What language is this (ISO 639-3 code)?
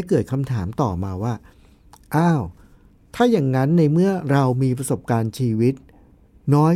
tha